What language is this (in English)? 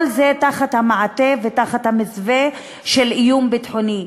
Hebrew